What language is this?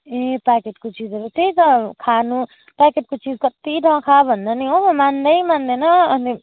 Nepali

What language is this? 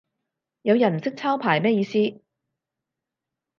Cantonese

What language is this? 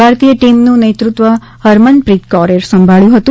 Gujarati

